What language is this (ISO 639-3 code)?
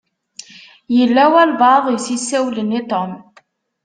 kab